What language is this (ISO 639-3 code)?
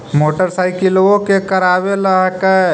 mag